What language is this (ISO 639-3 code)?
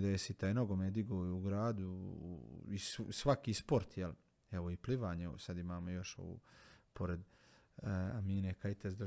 hrv